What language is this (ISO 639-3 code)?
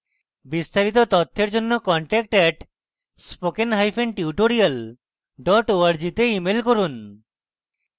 ben